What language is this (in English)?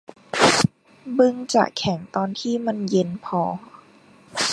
Thai